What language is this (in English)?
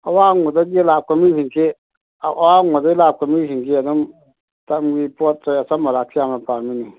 Manipuri